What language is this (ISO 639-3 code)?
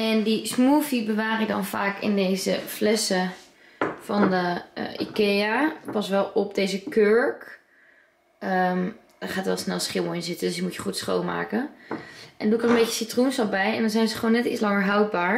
nld